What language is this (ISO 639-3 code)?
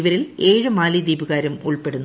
mal